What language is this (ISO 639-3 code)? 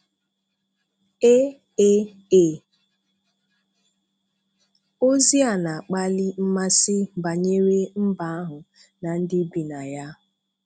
ibo